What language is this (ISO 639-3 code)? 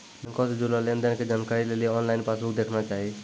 mai